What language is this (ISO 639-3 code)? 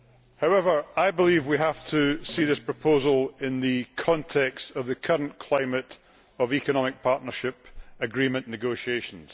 eng